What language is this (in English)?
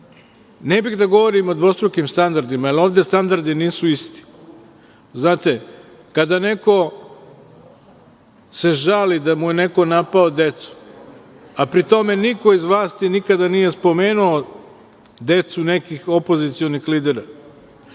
Serbian